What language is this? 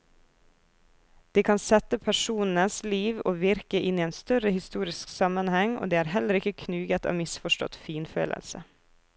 Norwegian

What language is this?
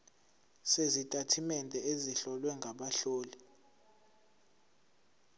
Zulu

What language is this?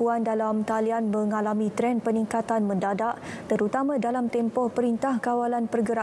Malay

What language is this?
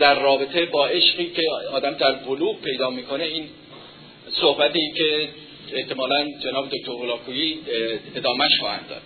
Persian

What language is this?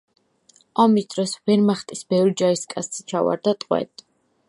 Georgian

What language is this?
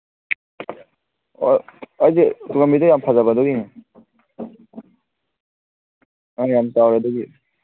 Manipuri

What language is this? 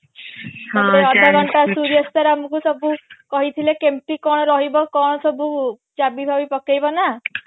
Odia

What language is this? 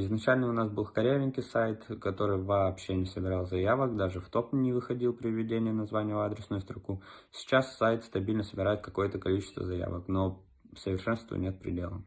Russian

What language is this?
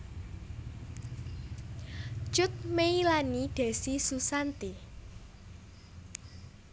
Javanese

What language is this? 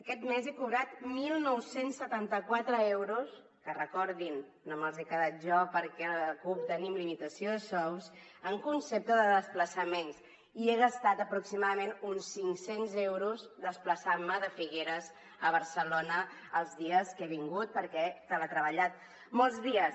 Catalan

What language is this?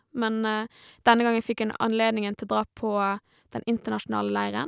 Norwegian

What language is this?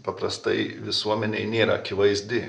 Lithuanian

